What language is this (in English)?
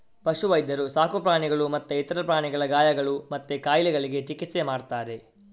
Kannada